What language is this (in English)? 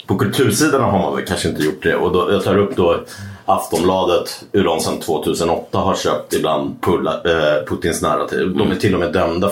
Swedish